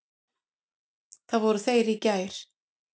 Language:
Icelandic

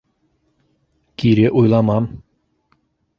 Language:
Bashkir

